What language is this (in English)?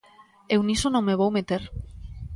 Galician